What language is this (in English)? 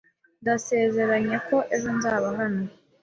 Kinyarwanda